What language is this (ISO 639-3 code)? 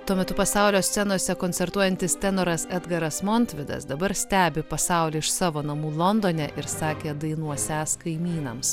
lit